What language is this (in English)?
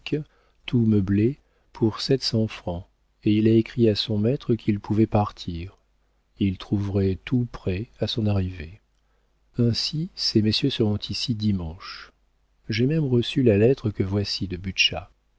French